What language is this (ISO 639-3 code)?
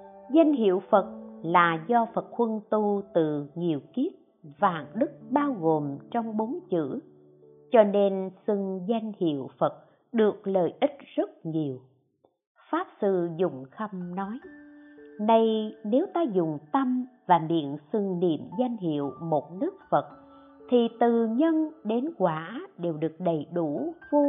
vie